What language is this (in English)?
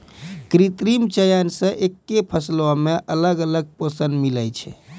Maithili